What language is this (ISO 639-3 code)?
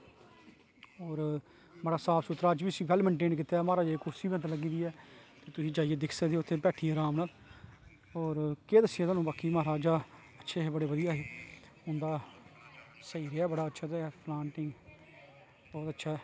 doi